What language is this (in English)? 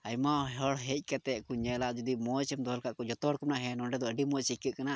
Santali